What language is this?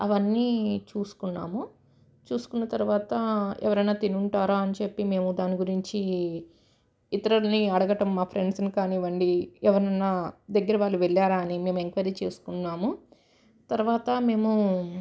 Telugu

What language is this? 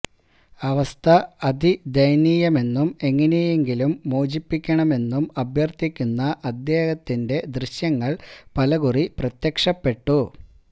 Malayalam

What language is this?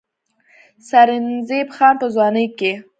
Pashto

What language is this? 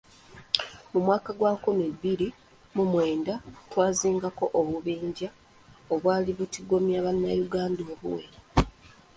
Ganda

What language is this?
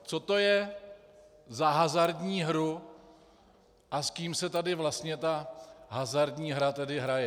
Czech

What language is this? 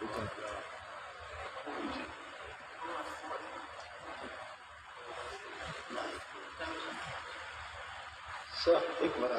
Turkish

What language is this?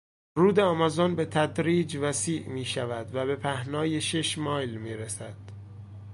Persian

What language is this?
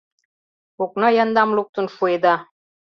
Mari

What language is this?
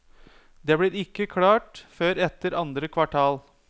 Norwegian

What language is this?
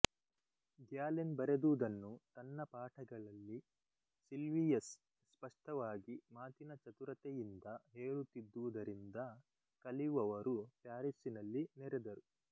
Kannada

